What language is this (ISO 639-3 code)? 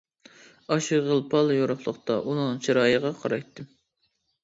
uig